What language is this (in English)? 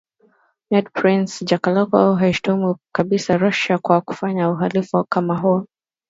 Swahili